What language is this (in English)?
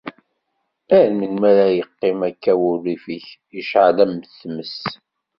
Kabyle